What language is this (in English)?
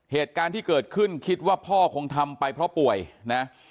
Thai